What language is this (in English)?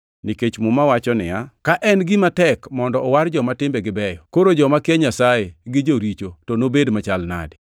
Luo (Kenya and Tanzania)